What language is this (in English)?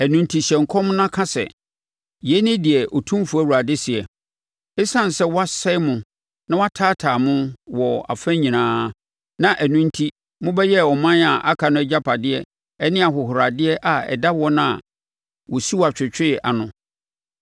Akan